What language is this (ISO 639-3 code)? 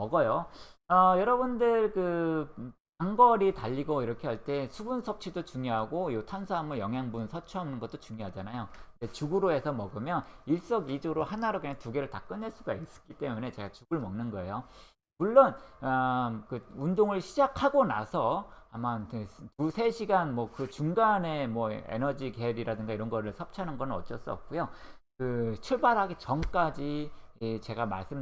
kor